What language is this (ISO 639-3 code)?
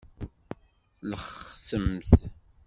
kab